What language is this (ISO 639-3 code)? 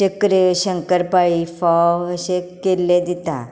kok